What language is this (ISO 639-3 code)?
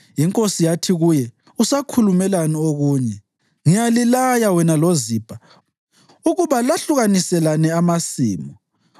nde